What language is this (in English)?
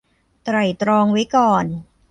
Thai